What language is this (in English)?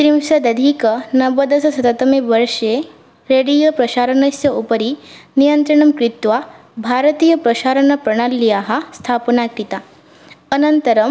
Sanskrit